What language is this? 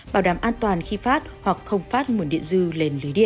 Vietnamese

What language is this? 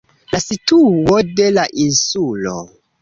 Esperanto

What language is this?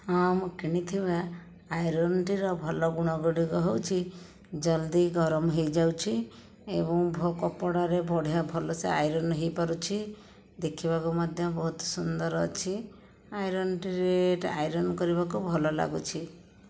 Odia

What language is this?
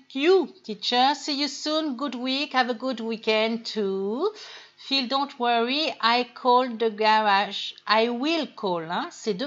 French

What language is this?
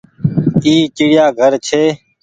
Goaria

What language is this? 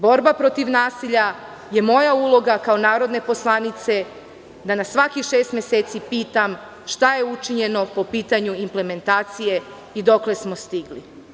Serbian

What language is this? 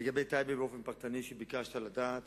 Hebrew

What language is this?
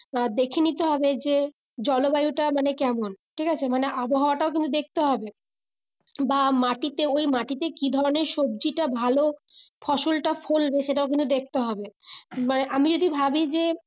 Bangla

